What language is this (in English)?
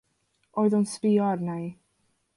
Welsh